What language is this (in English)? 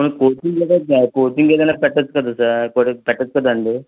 Telugu